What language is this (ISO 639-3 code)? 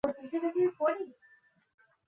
ben